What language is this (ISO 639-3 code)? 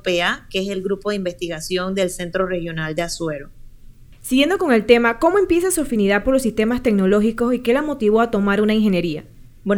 spa